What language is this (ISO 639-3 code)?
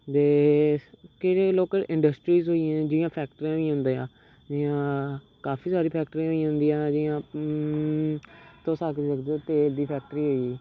doi